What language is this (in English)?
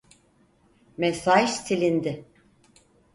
Turkish